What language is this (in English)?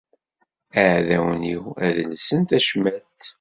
Kabyle